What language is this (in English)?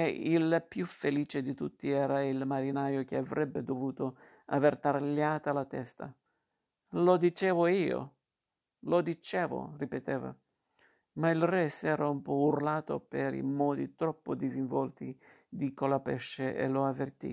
Italian